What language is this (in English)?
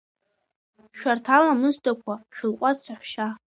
Abkhazian